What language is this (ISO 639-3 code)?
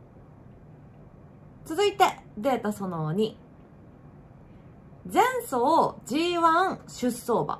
jpn